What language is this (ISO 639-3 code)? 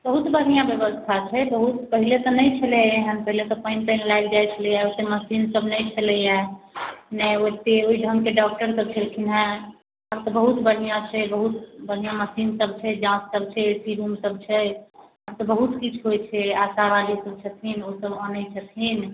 mai